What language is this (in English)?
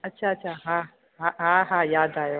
Sindhi